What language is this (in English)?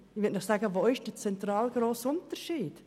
Swiss German